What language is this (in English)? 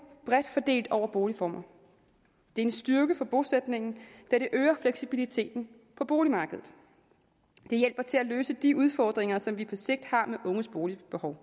Danish